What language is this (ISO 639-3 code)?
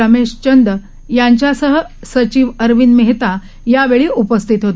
mar